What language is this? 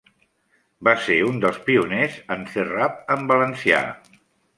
Catalan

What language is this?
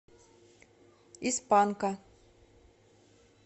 Russian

